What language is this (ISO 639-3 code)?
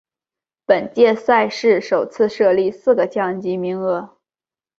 zho